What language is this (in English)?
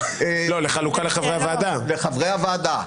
Hebrew